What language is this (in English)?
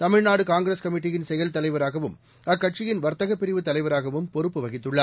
Tamil